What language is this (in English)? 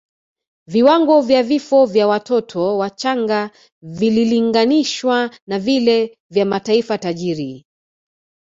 Swahili